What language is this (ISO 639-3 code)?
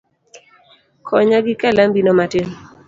luo